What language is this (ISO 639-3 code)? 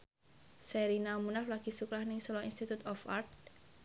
jav